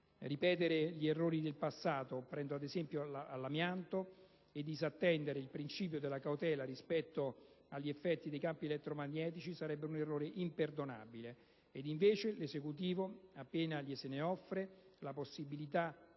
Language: Italian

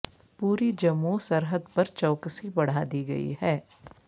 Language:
Urdu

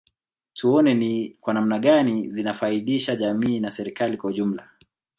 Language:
Swahili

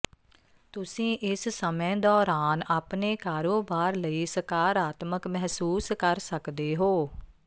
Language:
Punjabi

